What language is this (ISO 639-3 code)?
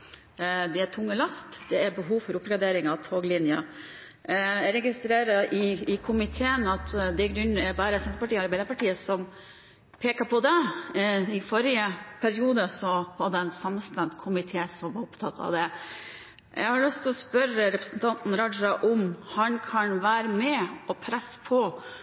nob